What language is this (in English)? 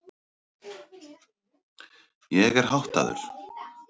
Icelandic